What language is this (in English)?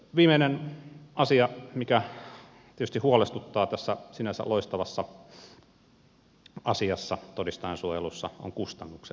Finnish